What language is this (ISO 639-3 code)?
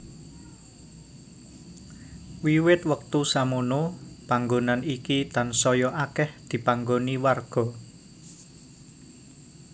jav